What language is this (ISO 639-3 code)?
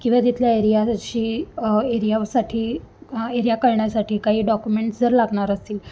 mar